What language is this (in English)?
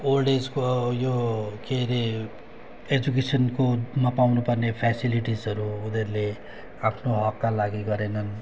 Nepali